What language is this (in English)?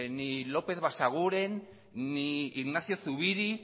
Basque